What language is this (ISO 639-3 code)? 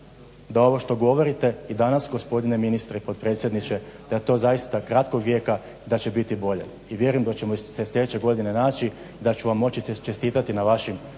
hrv